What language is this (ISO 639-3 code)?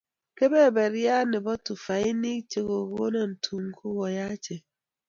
kln